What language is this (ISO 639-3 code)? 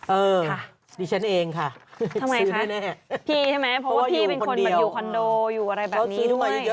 tha